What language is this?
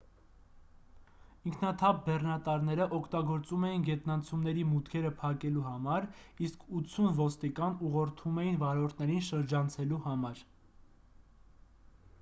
Armenian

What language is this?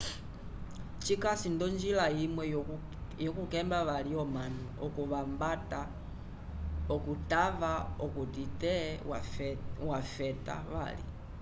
Umbundu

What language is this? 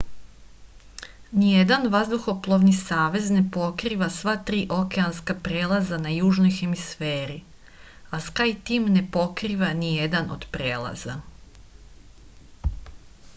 Serbian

